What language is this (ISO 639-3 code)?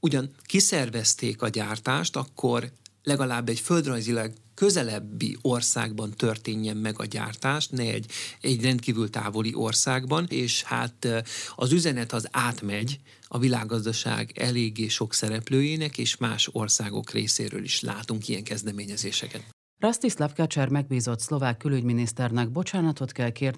hun